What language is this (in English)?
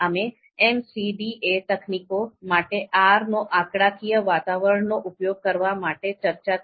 Gujarati